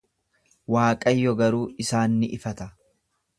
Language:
Oromo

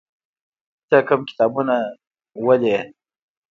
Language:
Pashto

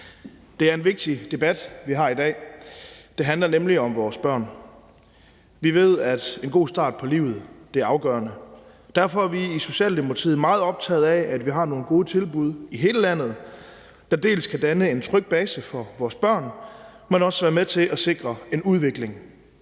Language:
Danish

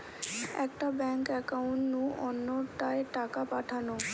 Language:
Bangla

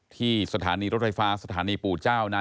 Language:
Thai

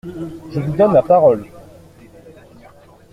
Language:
French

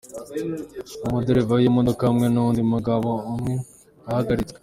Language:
Kinyarwanda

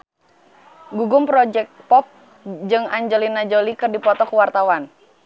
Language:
Sundanese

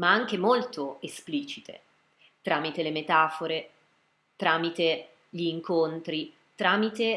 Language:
Italian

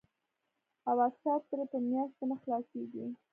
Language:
Pashto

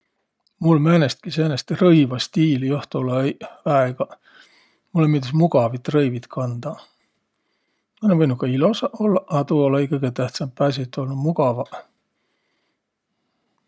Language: Võro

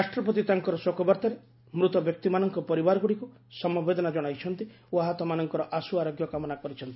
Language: Odia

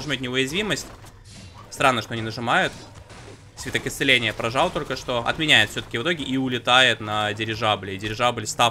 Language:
Russian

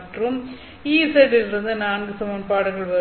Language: Tamil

